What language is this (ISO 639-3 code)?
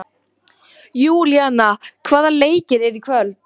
isl